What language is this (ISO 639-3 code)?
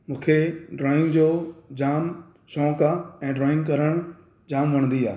snd